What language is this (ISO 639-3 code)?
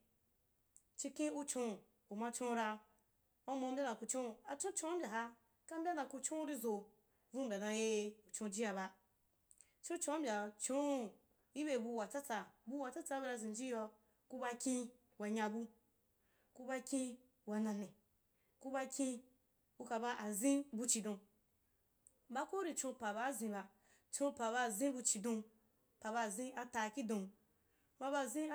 juk